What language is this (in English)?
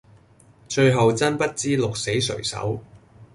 Cantonese